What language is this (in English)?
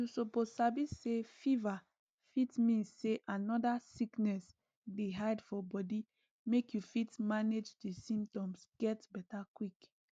Nigerian Pidgin